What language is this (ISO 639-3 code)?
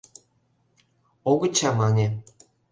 chm